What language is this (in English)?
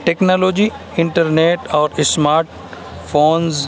Urdu